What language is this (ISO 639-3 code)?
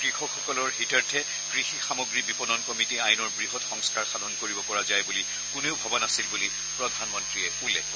asm